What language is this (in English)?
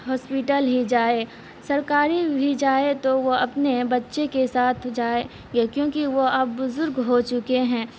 Urdu